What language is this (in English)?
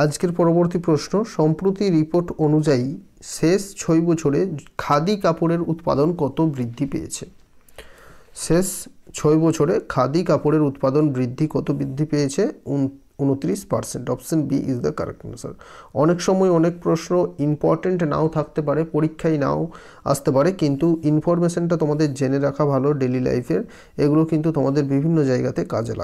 Hindi